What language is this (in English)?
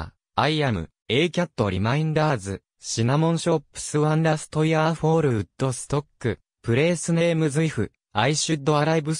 Japanese